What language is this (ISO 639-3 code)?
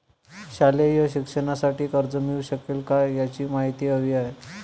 mar